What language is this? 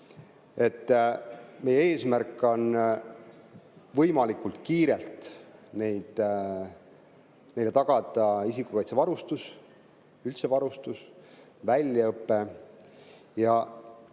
Estonian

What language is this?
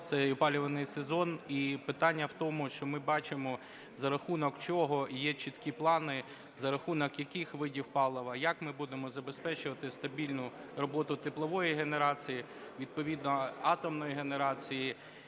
Ukrainian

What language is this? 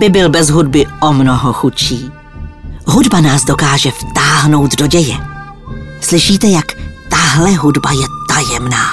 Czech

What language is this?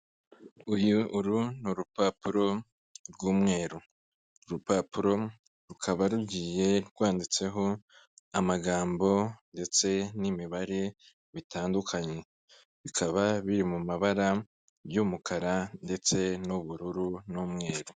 Kinyarwanda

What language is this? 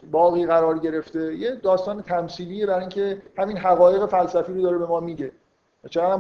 Persian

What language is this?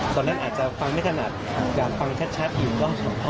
Thai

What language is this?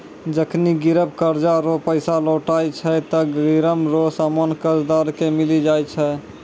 Maithili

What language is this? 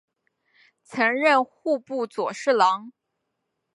Chinese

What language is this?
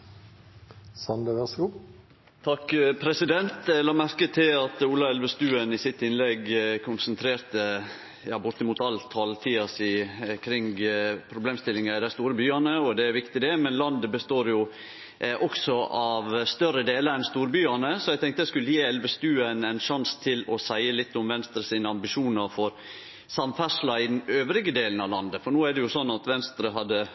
Norwegian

